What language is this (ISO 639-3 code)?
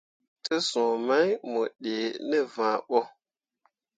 mua